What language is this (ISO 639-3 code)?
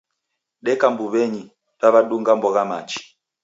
dav